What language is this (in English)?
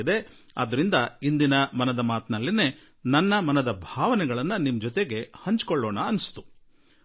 Kannada